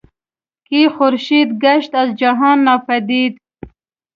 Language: Pashto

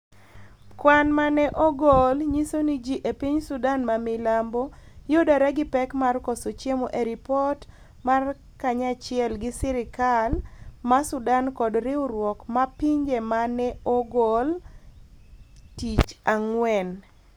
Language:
Luo (Kenya and Tanzania)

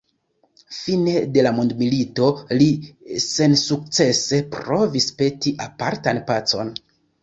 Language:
Esperanto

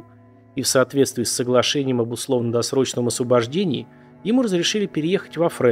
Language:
Russian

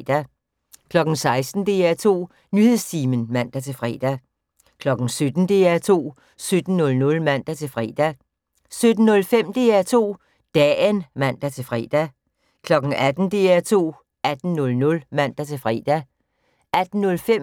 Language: Danish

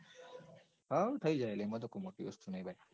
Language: Gujarati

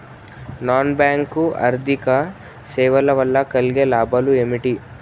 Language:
Telugu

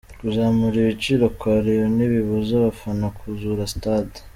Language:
Kinyarwanda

